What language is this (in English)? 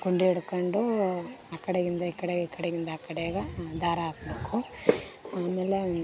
Kannada